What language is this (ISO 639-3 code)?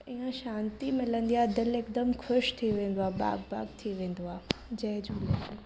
snd